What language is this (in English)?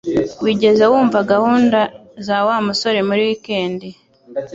Kinyarwanda